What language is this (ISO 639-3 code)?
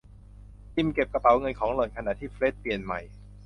tha